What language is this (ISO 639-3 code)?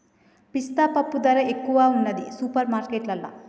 tel